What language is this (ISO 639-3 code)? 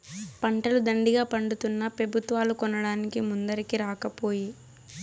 tel